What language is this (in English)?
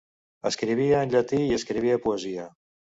Catalan